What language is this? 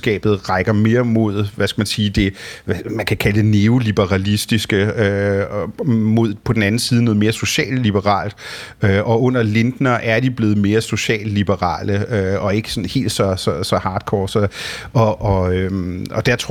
Danish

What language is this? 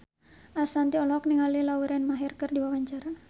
Sundanese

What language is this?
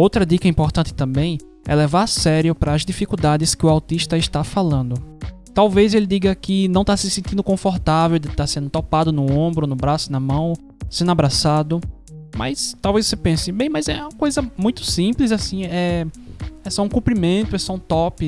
Portuguese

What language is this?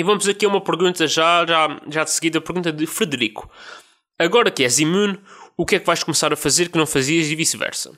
Portuguese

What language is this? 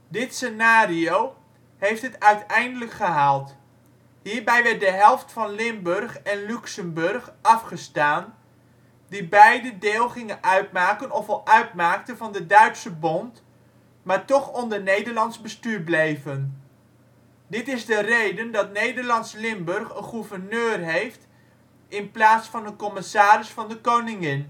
Dutch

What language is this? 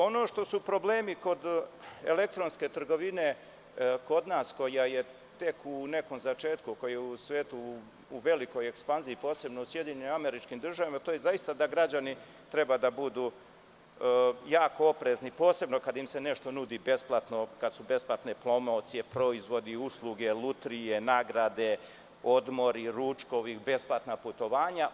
Serbian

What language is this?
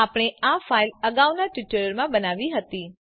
Gujarati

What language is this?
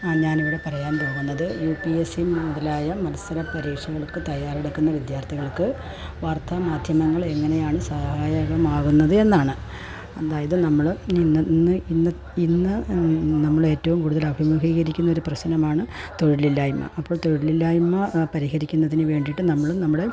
Malayalam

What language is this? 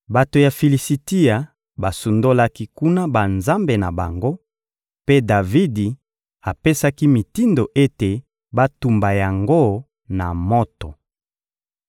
Lingala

